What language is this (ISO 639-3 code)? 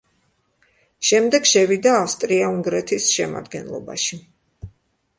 kat